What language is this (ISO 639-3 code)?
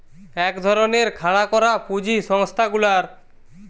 ben